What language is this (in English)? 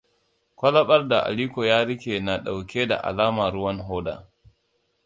Hausa